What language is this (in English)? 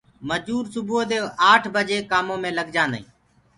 Gurgula